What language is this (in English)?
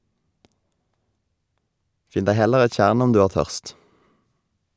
Norwegian